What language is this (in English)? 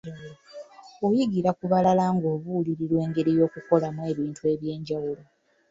Ganda